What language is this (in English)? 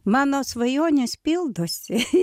Lithuanian